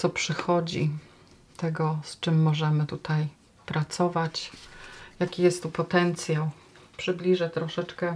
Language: Polish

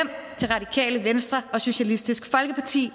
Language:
Danish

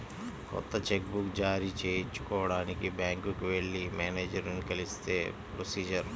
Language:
Telugu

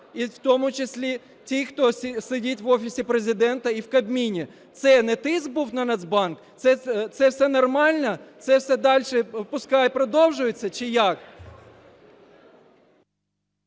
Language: Ukrainian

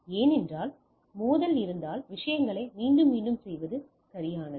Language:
Tamil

